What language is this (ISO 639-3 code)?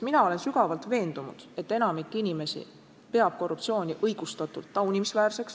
est